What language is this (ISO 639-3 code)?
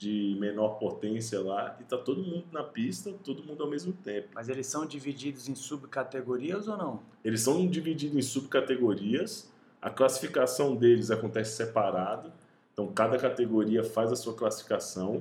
por